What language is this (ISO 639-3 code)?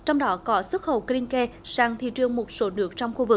vie